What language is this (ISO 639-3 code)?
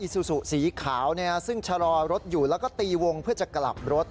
tha